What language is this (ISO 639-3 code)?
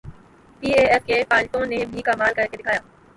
urd